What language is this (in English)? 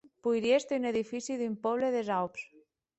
Occitan